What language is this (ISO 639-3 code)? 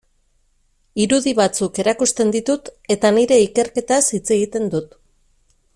eus